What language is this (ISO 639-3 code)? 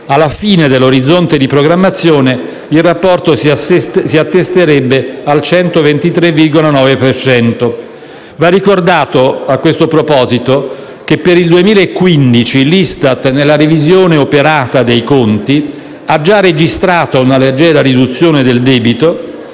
ita